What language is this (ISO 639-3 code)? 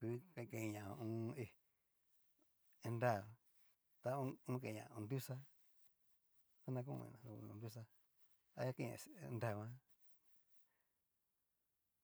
miu